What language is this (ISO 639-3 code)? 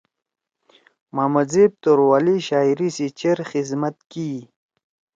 trw